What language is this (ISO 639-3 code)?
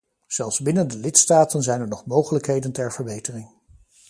nld